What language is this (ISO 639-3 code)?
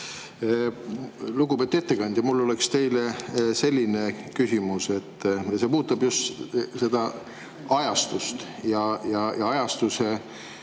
est